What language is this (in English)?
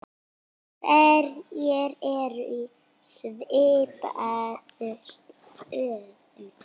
Icelandic